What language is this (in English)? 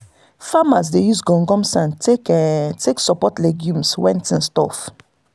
Nigerian Pidgin